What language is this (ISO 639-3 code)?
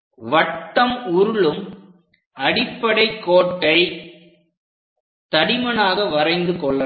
tam